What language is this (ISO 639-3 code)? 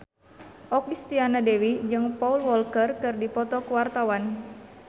sun